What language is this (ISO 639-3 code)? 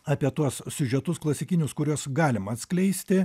lit